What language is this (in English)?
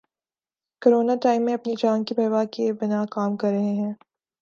Urdu